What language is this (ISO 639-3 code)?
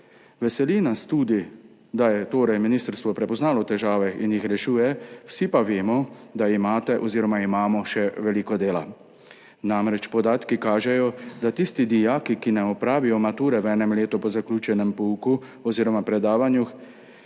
slv